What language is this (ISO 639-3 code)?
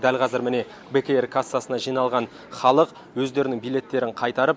kaz